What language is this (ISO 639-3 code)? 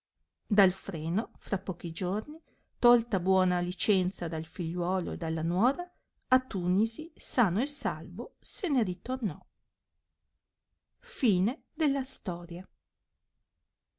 ita